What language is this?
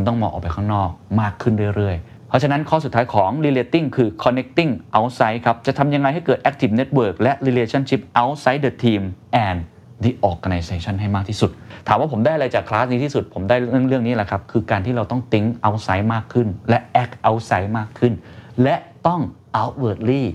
Thai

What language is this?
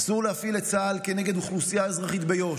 Hebrew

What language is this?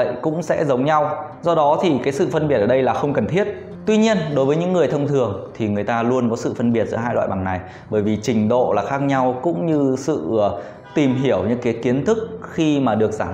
Vietnamese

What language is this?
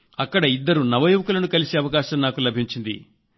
Telugu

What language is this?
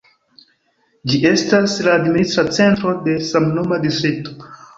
Esperanto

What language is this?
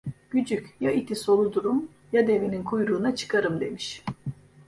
Turkish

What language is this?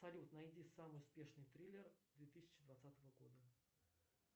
Russian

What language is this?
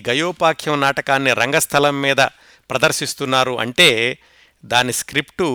Telugu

